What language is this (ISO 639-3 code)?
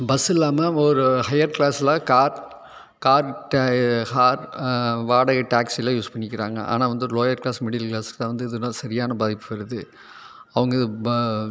tam